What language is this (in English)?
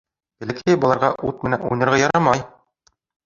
Bashkir